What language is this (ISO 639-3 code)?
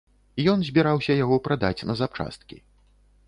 bel